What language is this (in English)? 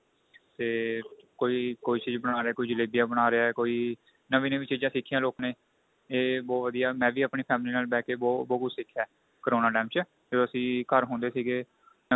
Punjabi